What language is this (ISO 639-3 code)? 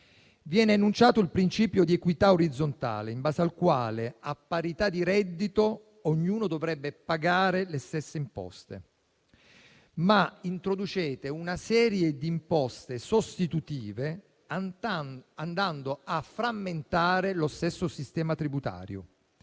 ita